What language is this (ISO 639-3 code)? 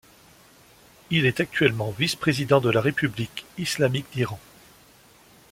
fra